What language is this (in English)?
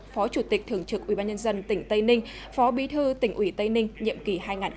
Vietnamese